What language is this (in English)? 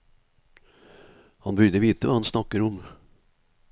Norwegian